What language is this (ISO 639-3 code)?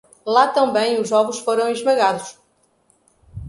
por